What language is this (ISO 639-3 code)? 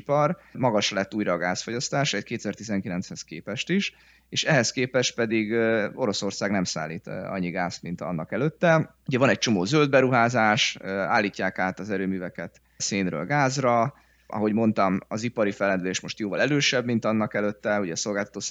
hun